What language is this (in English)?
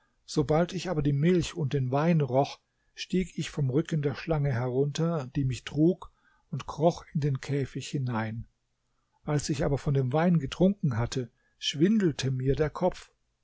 German